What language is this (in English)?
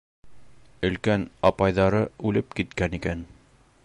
Bashkir